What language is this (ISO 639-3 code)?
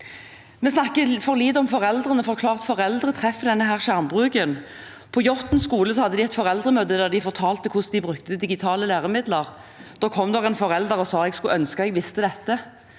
nor